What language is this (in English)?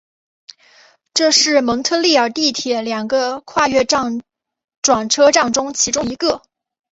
Chinese